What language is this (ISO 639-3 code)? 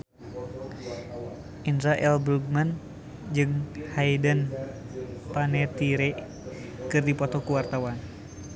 sun